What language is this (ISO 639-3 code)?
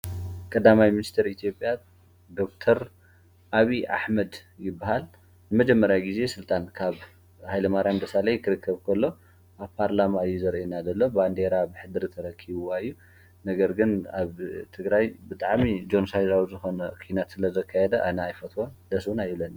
tir